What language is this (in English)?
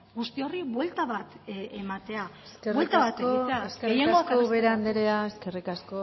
Basque